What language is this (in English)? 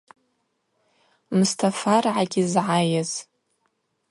Abaza